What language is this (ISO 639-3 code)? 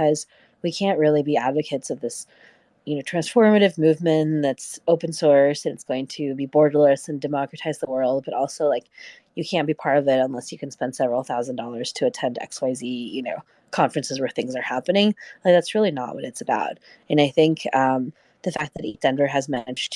eng